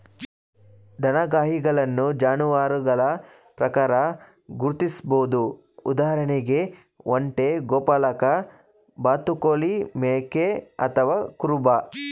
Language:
Kannada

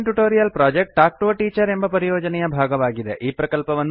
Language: Kannada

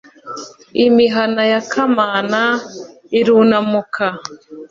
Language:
Kinyarwanda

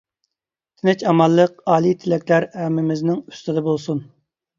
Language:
Uyghur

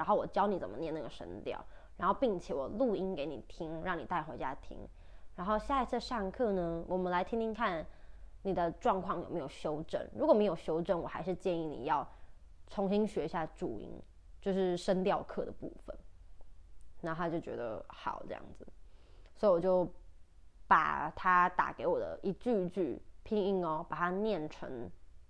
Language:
Chinese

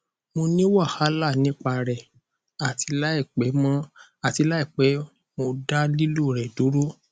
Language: Yoruba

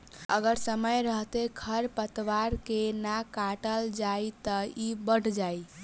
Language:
Bhojpuri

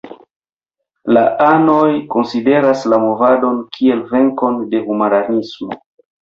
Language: Esperanto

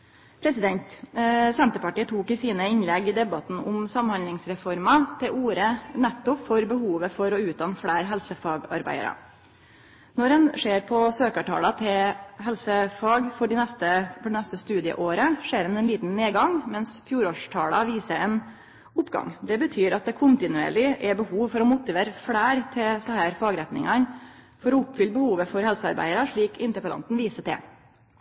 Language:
Norwegian Nynorsk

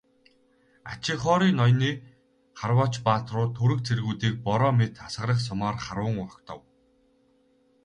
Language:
Mongolian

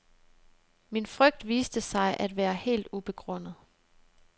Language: Danish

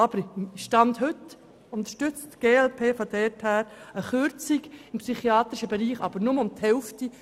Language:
Swiss German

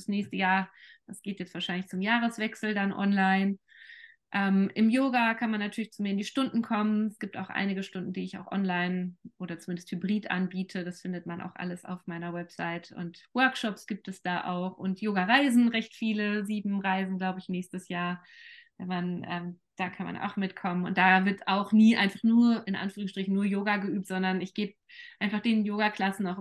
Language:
German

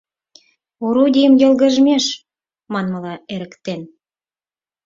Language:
Mari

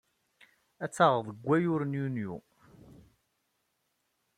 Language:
Kabyle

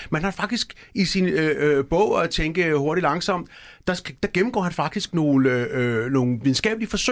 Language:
Danish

